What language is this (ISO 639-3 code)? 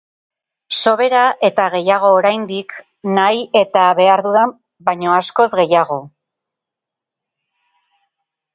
eus